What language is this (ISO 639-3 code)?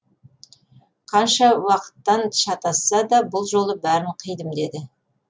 kaz